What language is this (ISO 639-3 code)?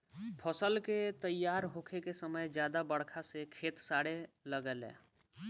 bho